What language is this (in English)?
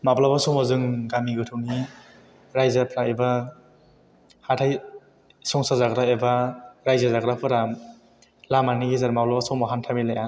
Bodo